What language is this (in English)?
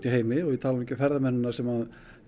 Icelandic